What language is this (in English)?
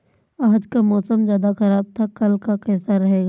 Hindi